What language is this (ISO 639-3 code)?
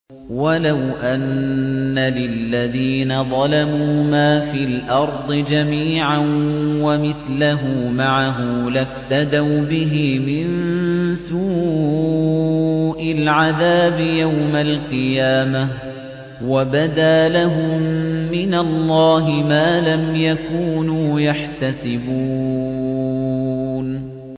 ara